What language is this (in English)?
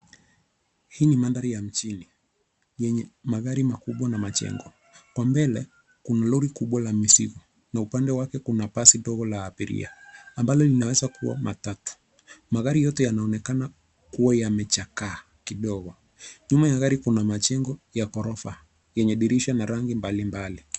Swahili